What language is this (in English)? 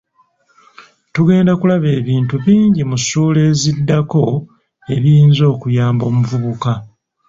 Ganda